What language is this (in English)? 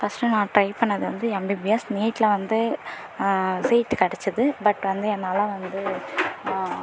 Tamil